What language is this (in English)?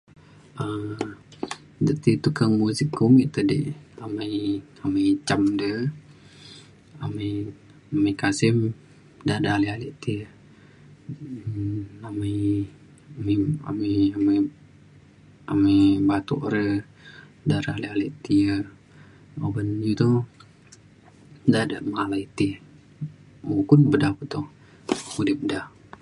Mainstream Kenyah